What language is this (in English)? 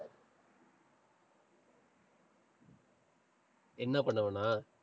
Tamil